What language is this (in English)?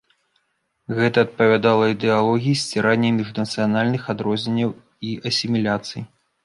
Belarusian